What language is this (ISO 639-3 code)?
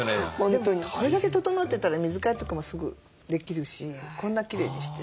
jpn